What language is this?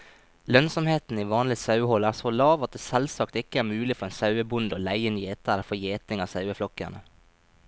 Norwegian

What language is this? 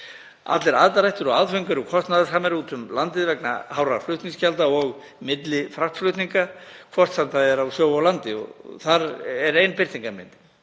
Icelandic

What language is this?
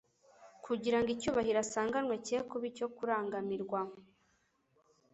Kinyarwanda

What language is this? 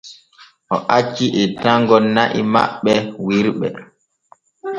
Borgu Fulfulde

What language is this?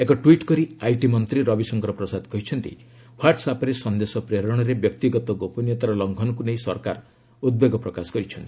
Odia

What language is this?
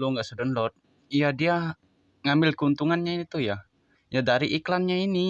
Indonesian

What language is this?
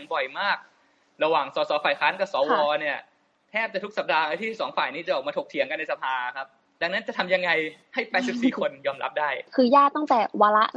Thai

